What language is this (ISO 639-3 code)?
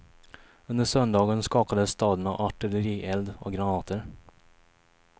swe